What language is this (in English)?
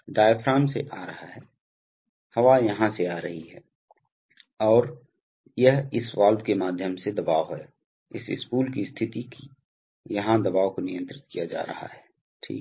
Hindi